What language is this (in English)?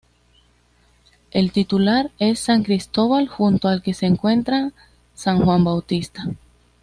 Spanish